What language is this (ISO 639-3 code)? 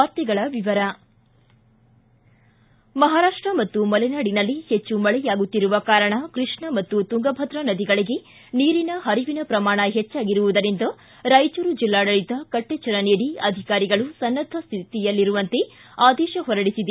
kan